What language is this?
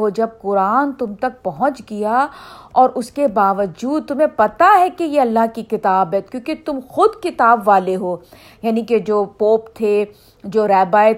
Urdu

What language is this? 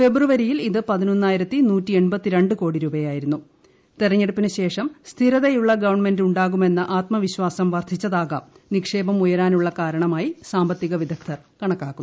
Malayalam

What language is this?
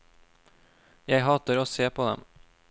Norwegian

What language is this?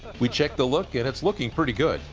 English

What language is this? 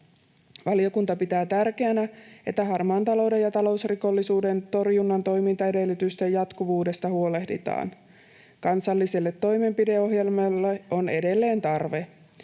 Finnish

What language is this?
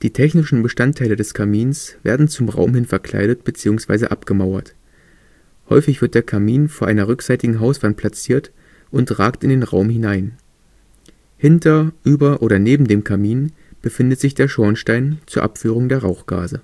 German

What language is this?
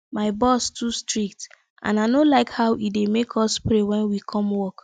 Nigerian Pidgin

